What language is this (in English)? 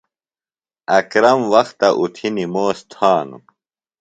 Phalura